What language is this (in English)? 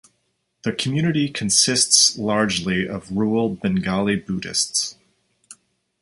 English